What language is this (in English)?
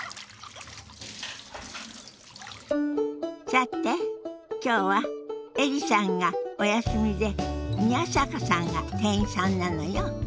Japanese